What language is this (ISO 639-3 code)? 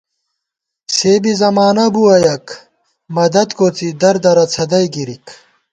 gwt